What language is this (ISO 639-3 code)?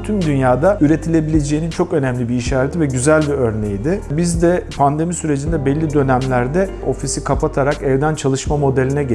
tur